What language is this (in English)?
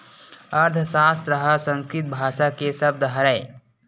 Chhattisgarhi